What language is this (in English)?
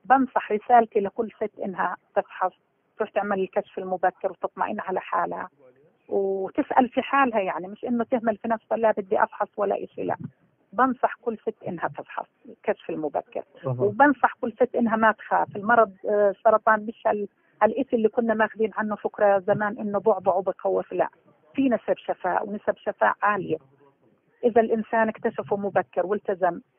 Arabic